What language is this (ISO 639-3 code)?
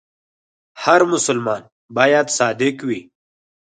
pus